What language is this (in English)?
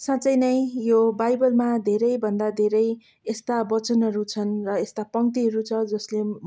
Nepali